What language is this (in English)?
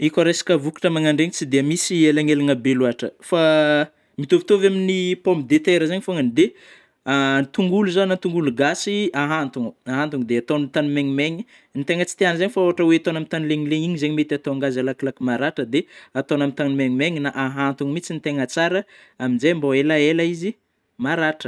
Northern Betsimisaraka Malagasy